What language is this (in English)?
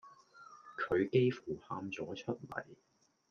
Cantonese